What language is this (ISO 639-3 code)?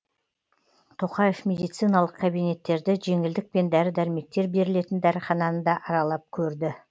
kaz